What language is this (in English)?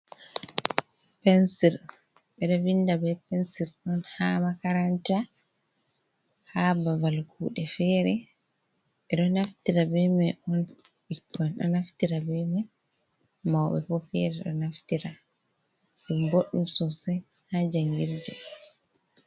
Fula